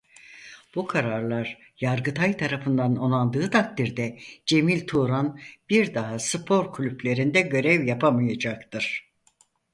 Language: Turkish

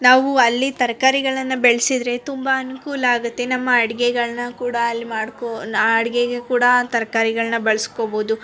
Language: Kannada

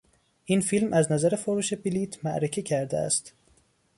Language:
Persian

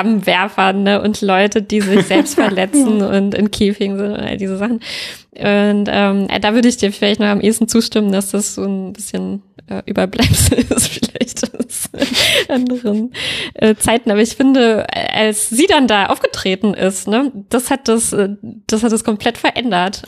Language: German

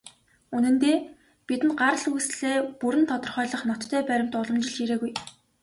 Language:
Mongolian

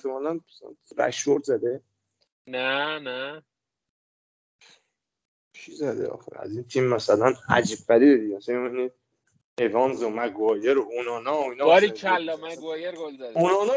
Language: Persian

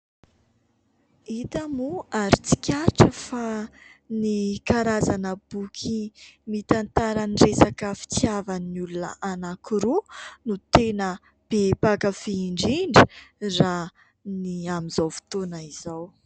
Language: Malagasy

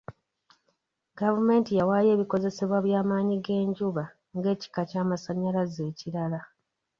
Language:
Ganda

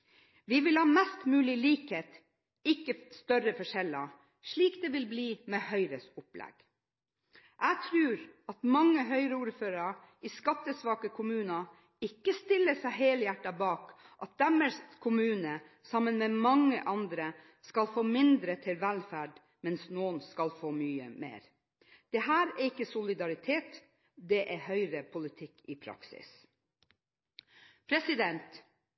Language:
Norwegian Bokmål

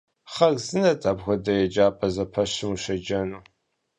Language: Kabardian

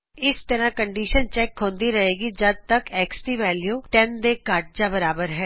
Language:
Punjabi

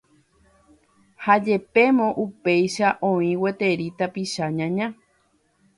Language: Guarani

